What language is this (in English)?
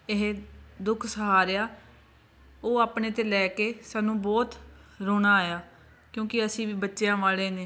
Punjabi